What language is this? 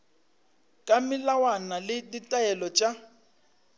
Northern Sotho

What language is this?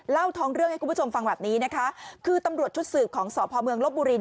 Thai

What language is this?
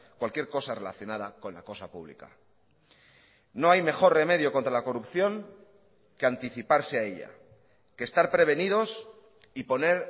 Spanish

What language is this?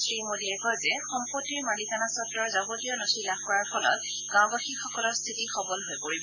Assamese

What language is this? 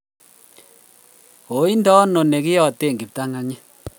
Kalenjin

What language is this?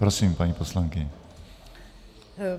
Czech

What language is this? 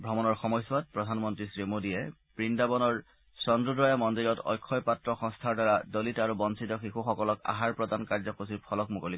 Assamese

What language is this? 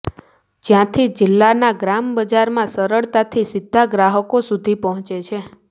Gujarati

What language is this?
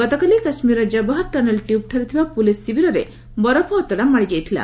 Odia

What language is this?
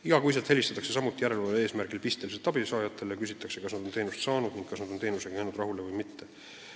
Estonian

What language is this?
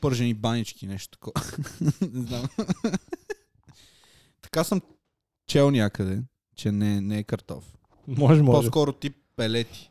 Bulgarian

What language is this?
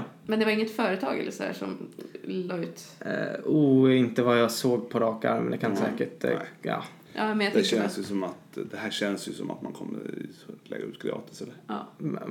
Swedish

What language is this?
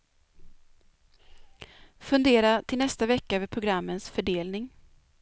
Swedish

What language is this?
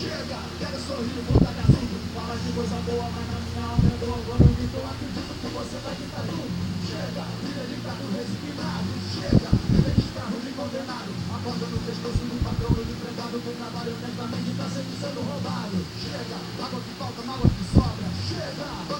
Portuguese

